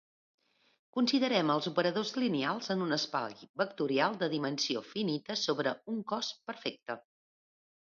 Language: Catalan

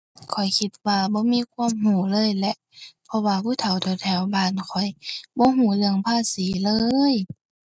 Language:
Thai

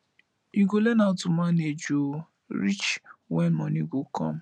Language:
Nigerian Pidgin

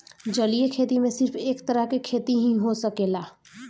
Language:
Bhojpuri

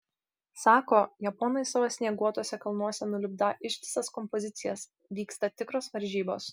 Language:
Lithuanian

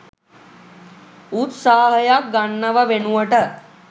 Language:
Sinhala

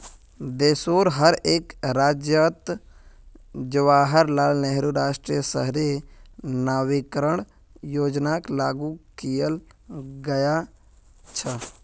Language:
Magahi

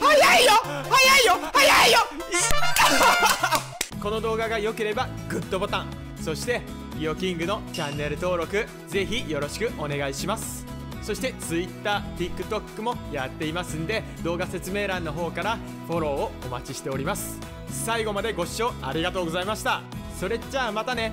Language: Japanese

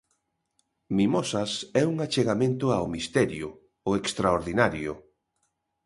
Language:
Galician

